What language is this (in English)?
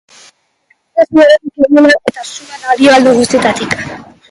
Basque